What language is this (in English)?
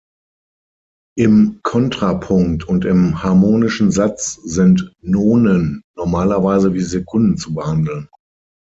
German